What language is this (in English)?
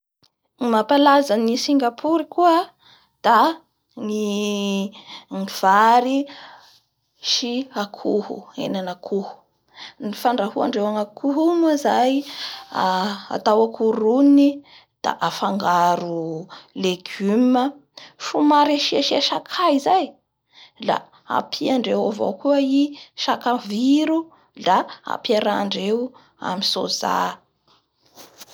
Bara Malagasy